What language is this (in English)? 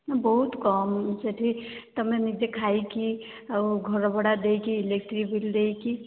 Odia